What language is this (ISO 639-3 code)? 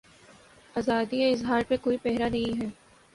urd